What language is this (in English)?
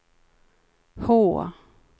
Swedish